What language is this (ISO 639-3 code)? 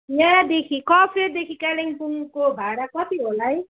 nep